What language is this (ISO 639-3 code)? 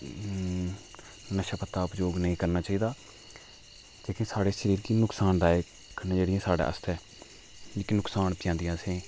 doi